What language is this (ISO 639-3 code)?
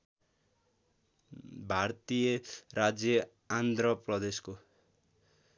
nep